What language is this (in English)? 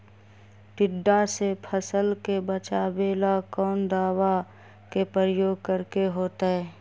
Magahi